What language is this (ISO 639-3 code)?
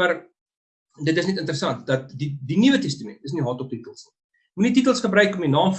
nld